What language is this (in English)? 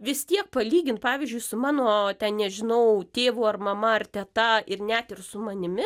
Lithuanian